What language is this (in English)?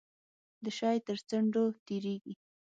Pashto